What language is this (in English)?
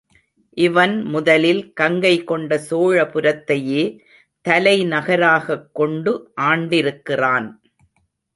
Tamil